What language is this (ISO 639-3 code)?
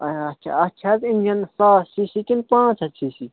kas